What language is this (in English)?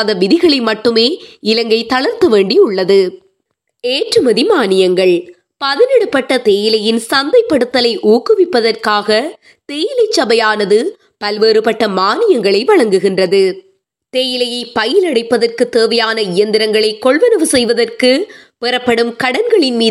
Tamil